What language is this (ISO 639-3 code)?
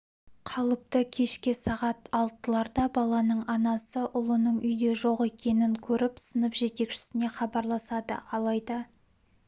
kaz